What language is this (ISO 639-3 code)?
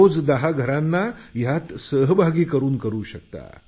mar